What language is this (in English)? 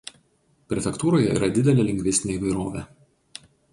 Lithuanian